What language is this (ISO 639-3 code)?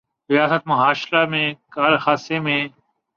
urd